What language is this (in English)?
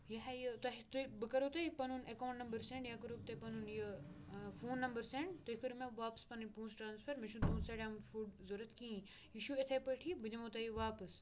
Kashmiri